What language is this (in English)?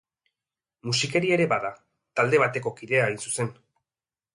Basque